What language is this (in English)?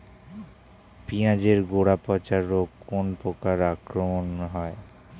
Bangla